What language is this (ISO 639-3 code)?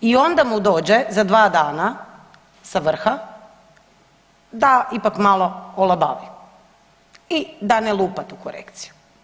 hrv